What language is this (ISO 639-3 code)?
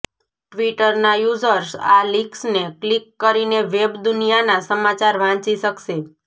guj